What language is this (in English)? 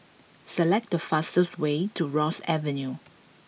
English